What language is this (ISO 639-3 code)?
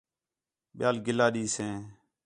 xhe